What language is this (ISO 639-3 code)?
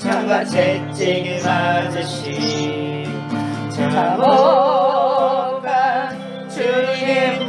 kor